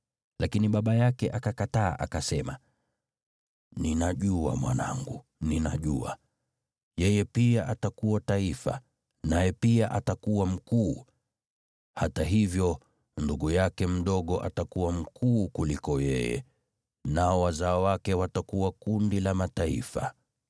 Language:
Swahili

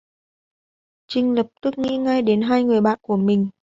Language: Vietnamese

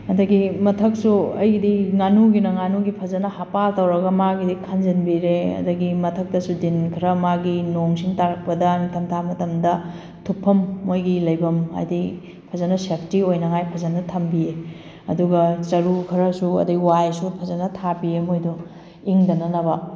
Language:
Manipuri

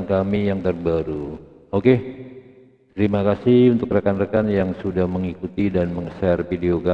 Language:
Indonesian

